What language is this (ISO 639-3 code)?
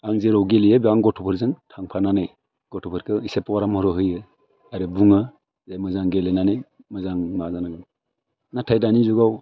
brx